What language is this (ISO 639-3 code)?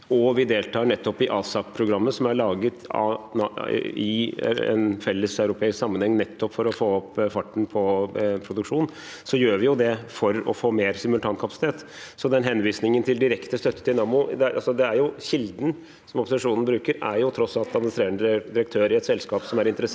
nor